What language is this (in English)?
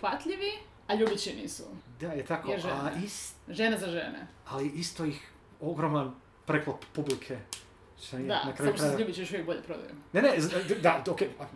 Croatian